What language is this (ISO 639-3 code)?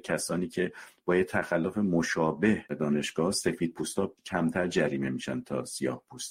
fas